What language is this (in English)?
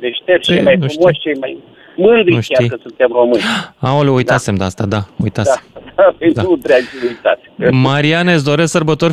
Romanian